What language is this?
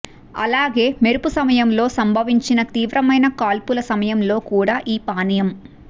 Telugu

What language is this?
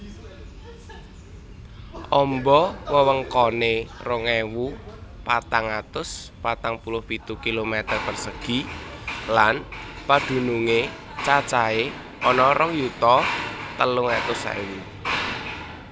Javanese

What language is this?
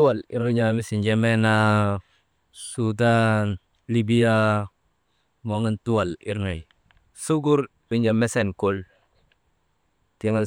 Maba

